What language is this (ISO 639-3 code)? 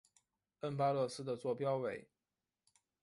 zho